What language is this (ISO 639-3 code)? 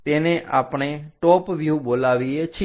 guj